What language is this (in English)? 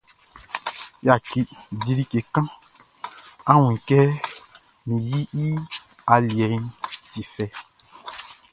Baoulé